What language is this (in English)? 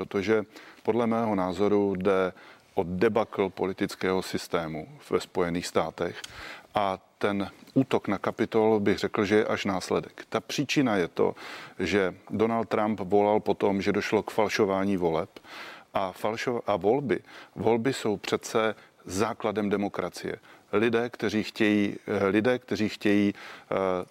Czech